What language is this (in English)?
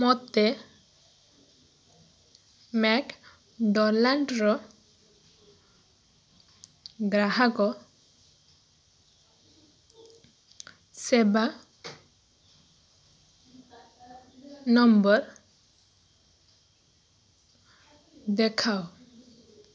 Odia